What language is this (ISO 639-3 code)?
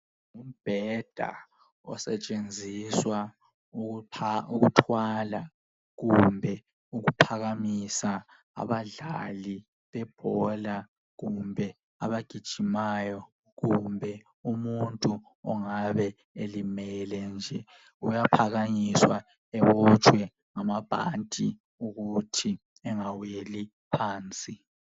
nde